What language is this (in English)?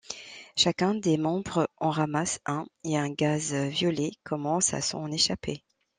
French